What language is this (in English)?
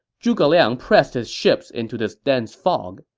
English